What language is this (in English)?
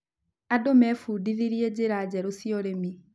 Kikuyu